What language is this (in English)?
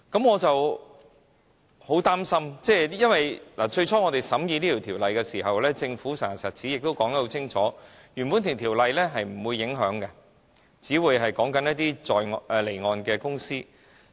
Cantonese